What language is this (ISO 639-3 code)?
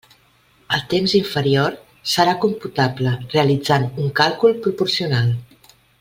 cat